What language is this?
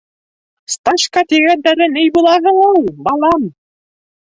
Bashkir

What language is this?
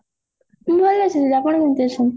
Odia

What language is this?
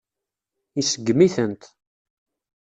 Kabyle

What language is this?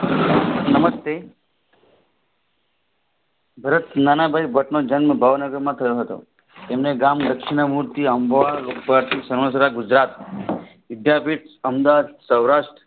Gujarati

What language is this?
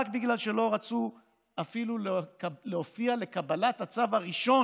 Hebrew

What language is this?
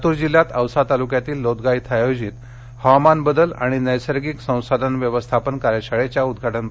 Marathi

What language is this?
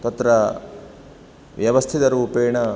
Sanskrit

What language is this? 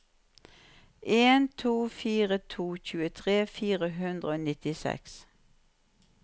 Norwegian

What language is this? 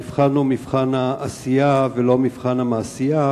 Hebrew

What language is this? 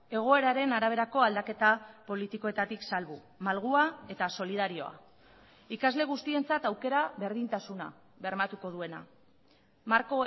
Basque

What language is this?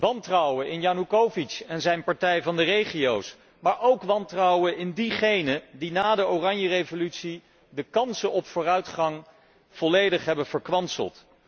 Dutch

